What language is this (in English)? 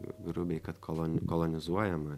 Lithuanian